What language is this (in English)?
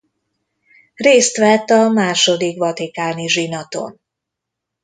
Hungarian